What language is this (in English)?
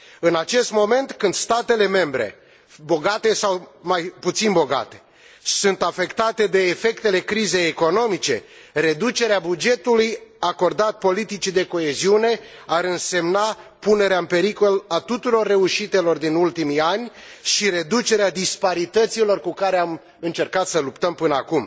Romanian